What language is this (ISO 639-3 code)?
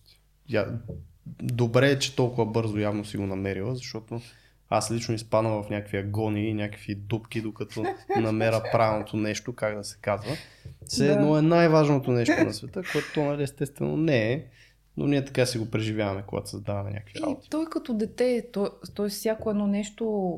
bul